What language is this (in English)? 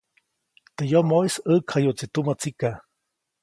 Copainalá Zoque